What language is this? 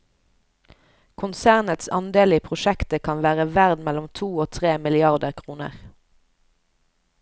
Norwegian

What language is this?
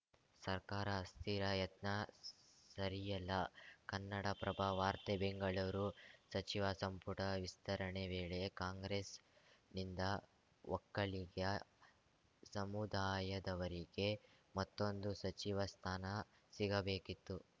Kannada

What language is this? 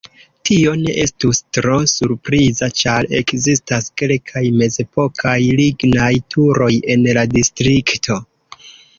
Esperanto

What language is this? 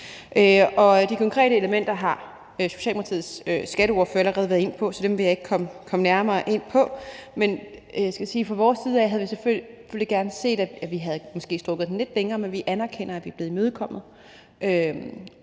Danish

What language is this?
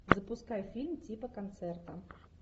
Russian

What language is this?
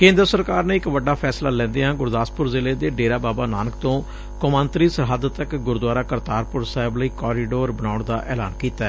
Punjabi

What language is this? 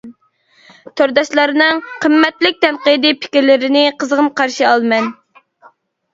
Uyghur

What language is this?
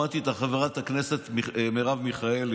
Hebrew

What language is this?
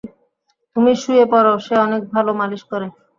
Bangla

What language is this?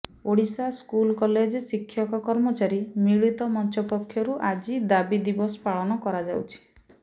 Odia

